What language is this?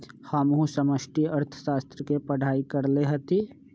Magahi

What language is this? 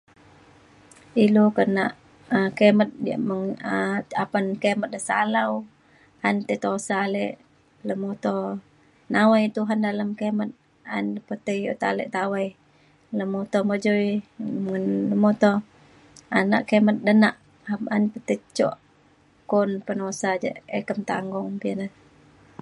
Mainstream Kenyah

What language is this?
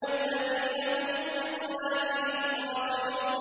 Arabic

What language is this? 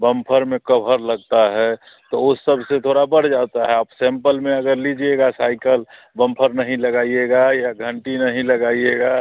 Hindi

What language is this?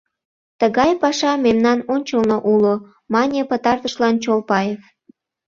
Mari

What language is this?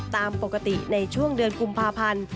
Thai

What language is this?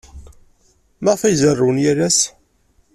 Kabyle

